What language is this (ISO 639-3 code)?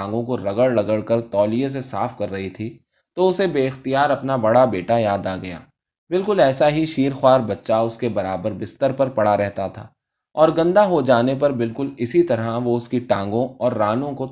urd